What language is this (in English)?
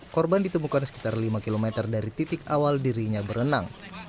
Indonesian